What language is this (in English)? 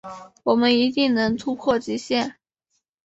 Chinese